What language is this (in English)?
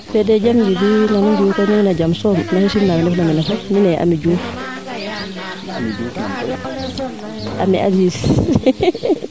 Serer